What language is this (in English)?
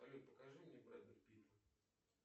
Russian